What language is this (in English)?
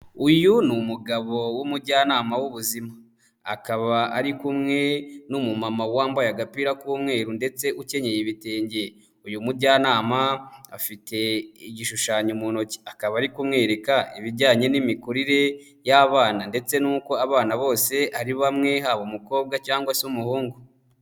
Kinyarwanda